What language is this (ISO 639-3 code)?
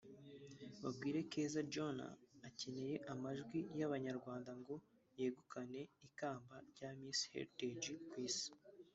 kin